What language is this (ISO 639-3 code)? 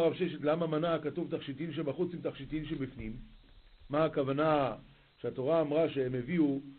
heb